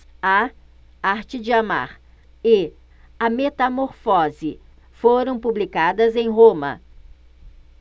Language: Portuguese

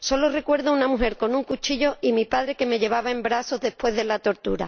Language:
Spanish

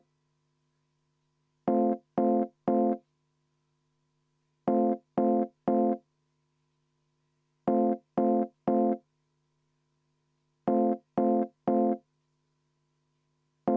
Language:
Estonian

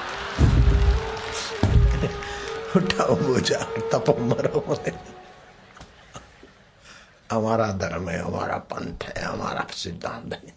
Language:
Hindi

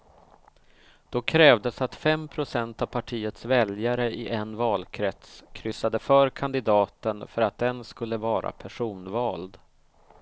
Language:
Swedish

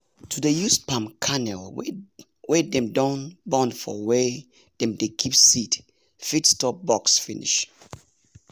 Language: Nigerian Pidgin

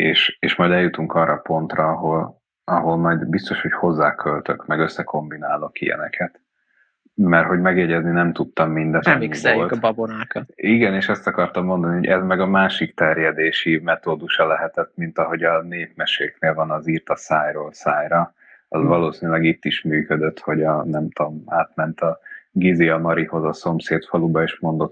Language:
Hungarian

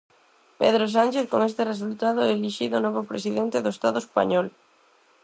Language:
Galician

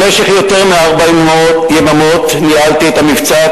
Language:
Hebrew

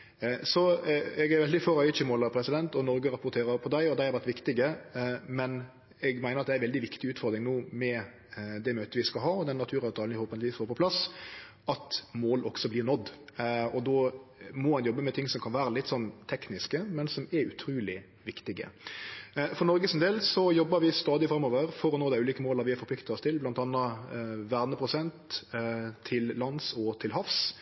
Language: Norwegian Nynorsk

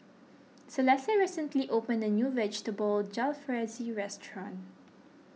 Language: English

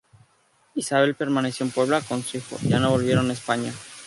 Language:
Spanish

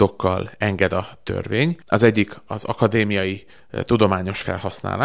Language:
Hungarian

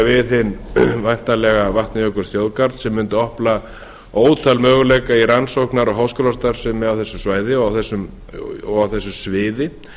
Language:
Icelandic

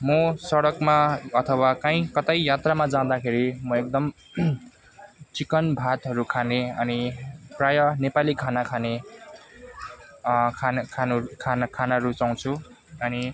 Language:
Nepali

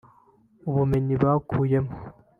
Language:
Kinyarwanda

